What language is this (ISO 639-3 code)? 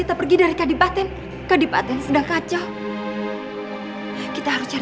ind